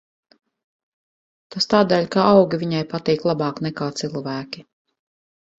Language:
Latvian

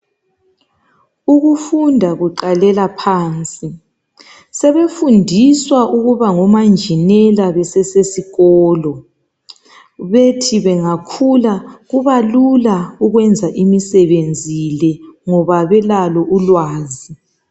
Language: North Ndebele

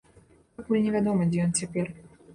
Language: Belarusian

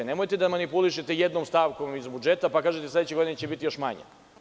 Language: Serbian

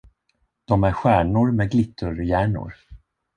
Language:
Swedish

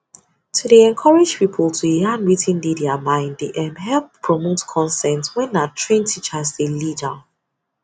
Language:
Nigerian Pidgin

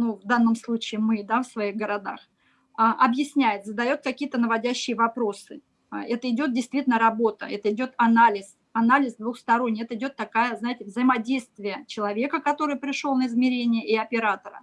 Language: Russian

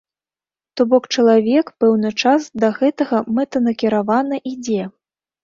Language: Belarusian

